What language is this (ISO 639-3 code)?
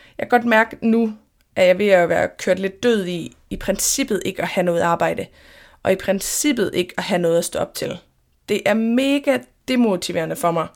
dan